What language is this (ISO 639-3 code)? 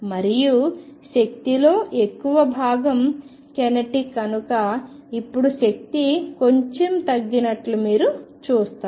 tel